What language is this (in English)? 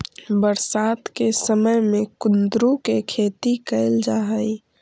Magahi